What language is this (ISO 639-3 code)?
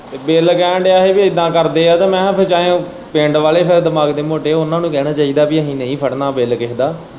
pan